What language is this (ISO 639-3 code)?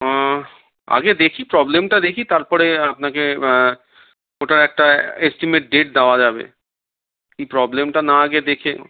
ben